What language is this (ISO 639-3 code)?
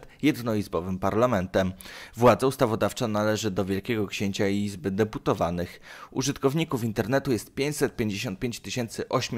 pol